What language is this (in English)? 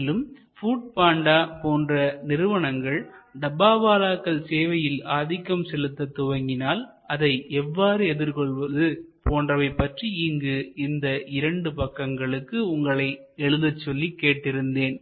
Tamil